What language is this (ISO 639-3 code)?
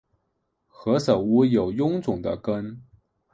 zho